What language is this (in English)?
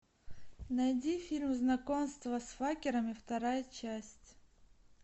Russian